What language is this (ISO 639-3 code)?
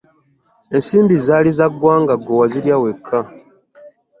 lug